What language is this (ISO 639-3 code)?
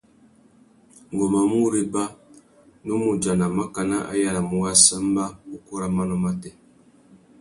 bag